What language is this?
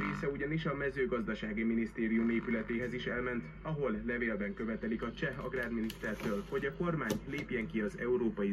Hungarian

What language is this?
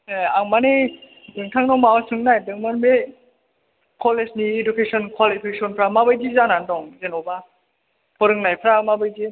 Bodo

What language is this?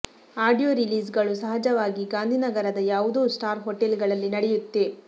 Kannada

